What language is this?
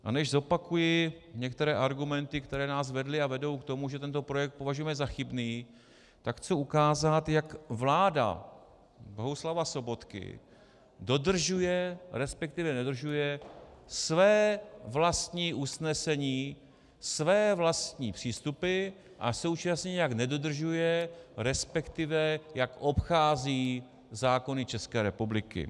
Czech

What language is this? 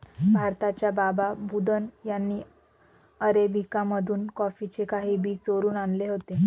Marathi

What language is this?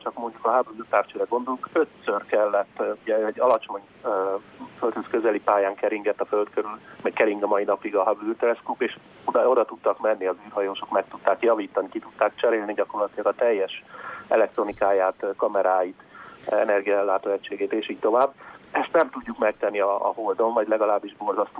Hungarian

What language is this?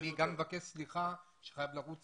Hebrew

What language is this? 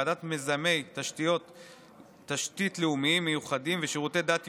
Hebrew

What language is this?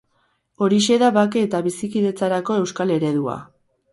Basque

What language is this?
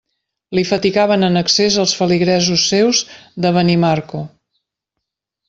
Catalan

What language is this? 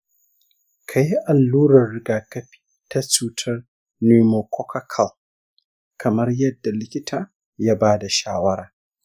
Hausa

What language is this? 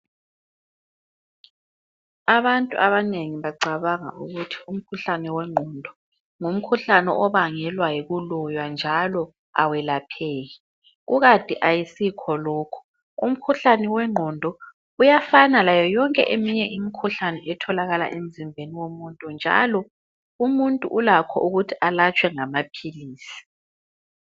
North Ndebele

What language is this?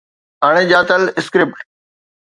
Sindhi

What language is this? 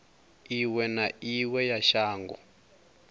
Venda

